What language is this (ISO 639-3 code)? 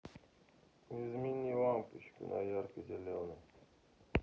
rus